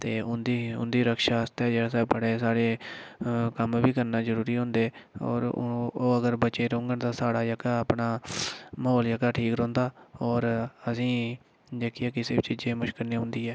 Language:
Dogri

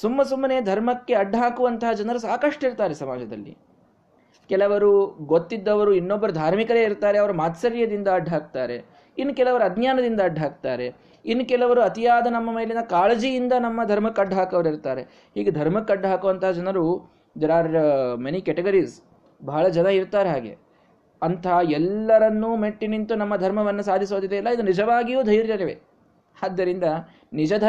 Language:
Kannada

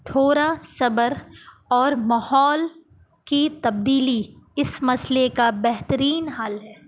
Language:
Urdu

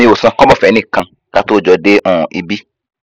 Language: Yoruba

